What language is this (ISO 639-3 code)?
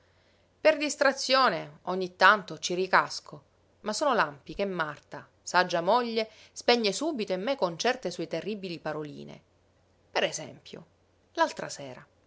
ita